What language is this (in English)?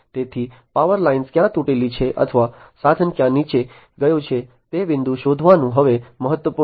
Gujarati